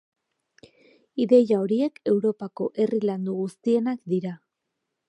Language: Basque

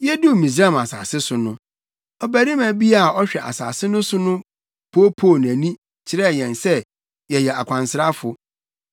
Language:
Akan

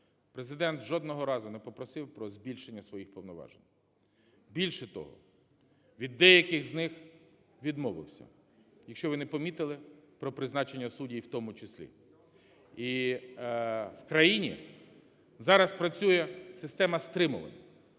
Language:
Ukrainian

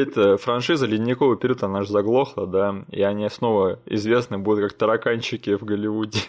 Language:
Russian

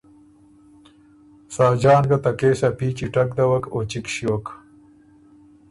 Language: Ormuri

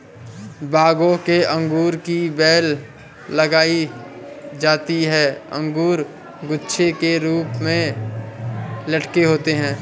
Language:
Hindi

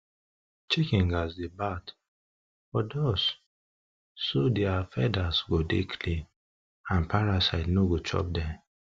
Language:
Nigerian Pidgin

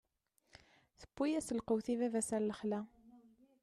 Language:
Kabyle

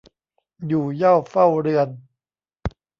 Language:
Thai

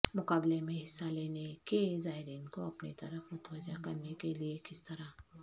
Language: Urdu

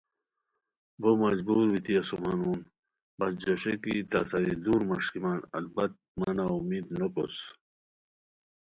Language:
Khowar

